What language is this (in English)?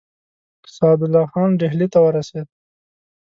Pashto